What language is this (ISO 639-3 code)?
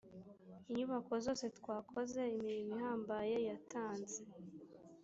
kin